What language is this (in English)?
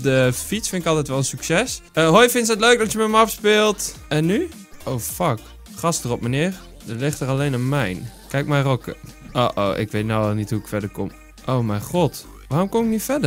Dutch